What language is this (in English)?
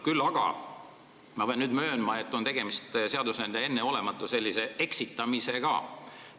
Estonian